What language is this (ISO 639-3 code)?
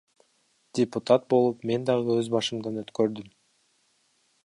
kir